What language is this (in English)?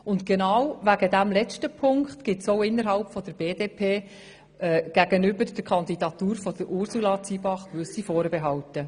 Swiss German